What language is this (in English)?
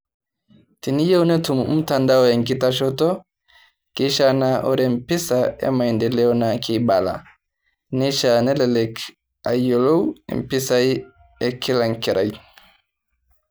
Masai